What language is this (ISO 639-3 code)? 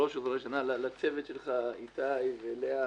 heb